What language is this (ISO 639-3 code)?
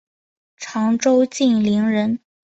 zho